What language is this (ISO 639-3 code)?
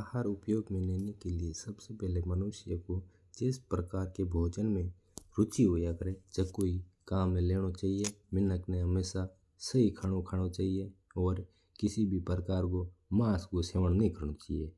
mtr